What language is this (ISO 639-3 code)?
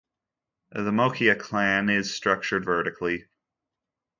eng